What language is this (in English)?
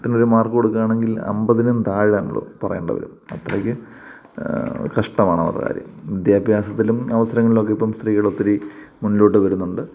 Malayalam